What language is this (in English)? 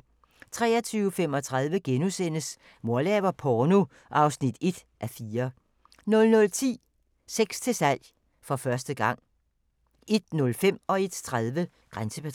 Danish